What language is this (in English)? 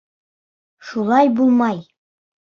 Bashkir